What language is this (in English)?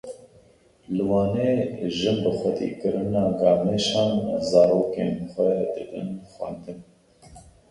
Kurdish